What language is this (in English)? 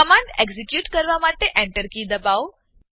Gujarati